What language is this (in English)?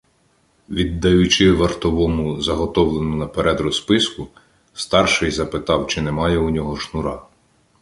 Ukrainian